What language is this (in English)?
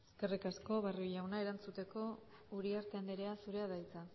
Basque